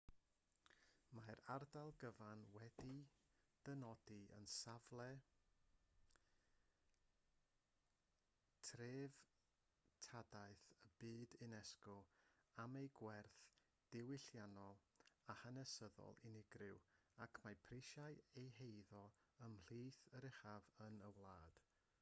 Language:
Welsh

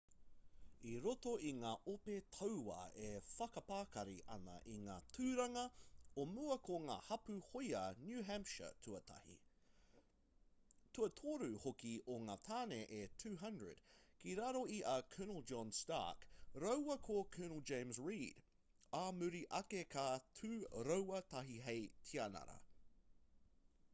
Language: Māori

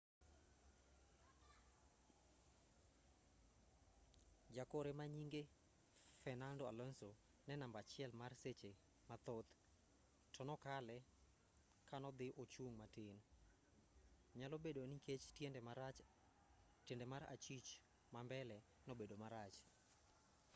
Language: Luo (Kenya and Tanzania)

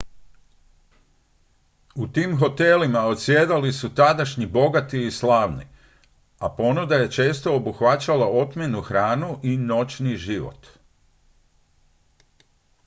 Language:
Croatian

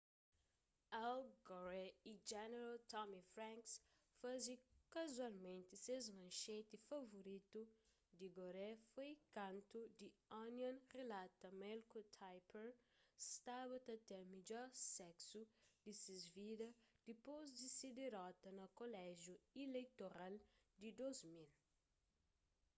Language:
Kabuverdianu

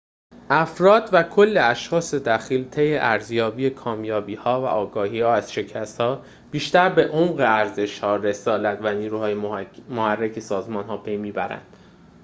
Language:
Persian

